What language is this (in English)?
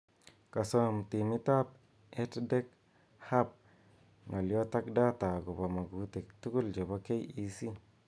Kalenjin